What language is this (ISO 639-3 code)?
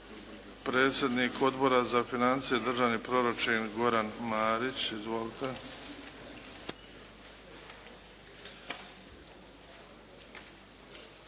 hrv